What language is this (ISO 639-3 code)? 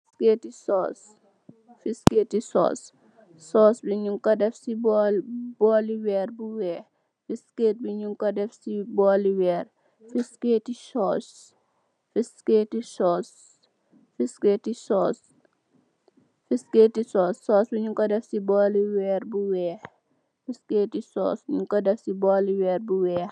wol